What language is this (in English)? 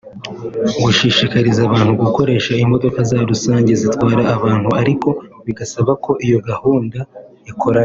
Kinyarwanda